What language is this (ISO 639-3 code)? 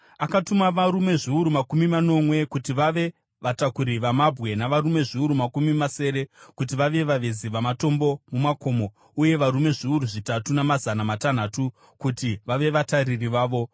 sna